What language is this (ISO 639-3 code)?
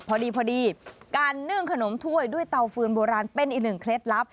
tha